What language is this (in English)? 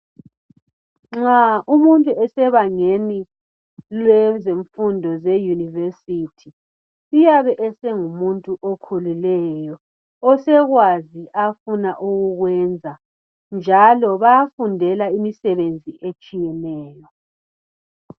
North Ndebele